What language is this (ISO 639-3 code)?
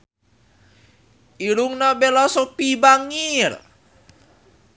sun